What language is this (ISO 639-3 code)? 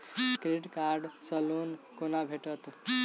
mai